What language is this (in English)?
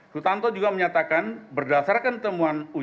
Indonesian